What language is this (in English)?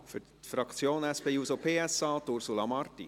Swiss German